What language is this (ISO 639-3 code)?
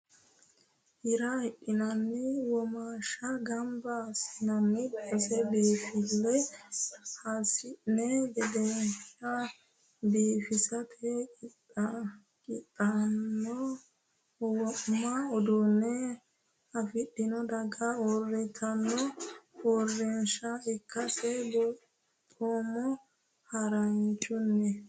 sid